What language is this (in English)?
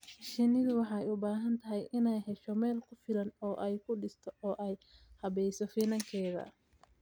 Somali